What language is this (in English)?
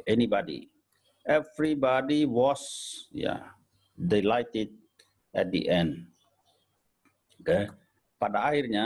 Indonesian